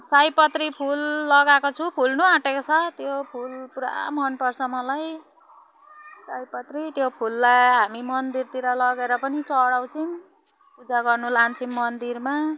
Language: Nepali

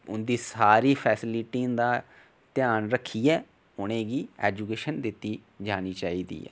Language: Dogri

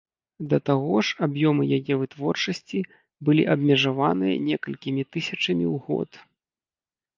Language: Belarusian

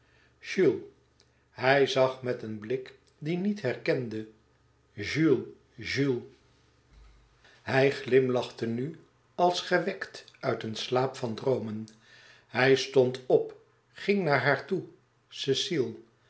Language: Dutch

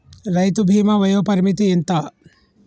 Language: Telugu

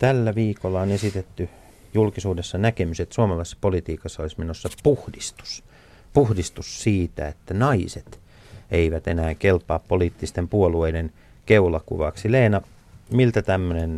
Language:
Finnish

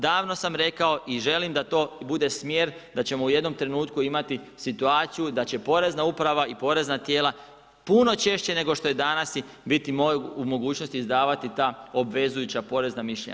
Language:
Croatian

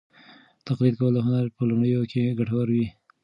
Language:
Pashto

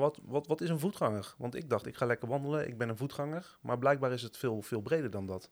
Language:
Dutch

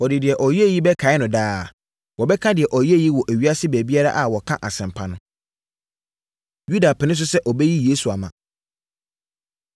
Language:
Akan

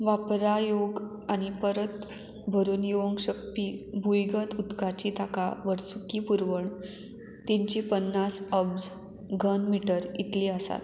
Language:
Konkani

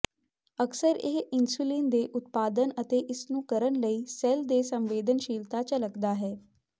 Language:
Punjabi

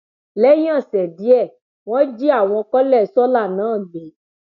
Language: Yoruba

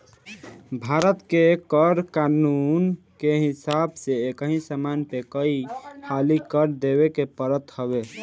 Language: Bhojpuri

